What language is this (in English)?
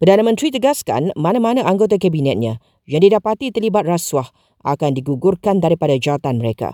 Malay